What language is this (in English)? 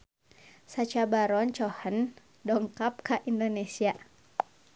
Sundanese